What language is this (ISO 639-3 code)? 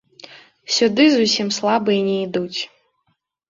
bel